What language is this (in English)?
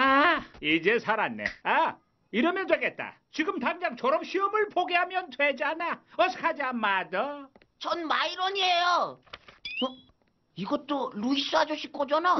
Korean